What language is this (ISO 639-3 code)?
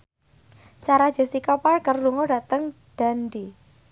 jav